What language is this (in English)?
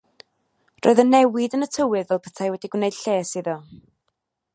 Welsh